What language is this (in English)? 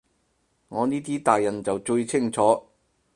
Cantonese